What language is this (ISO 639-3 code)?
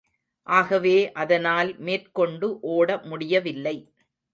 tam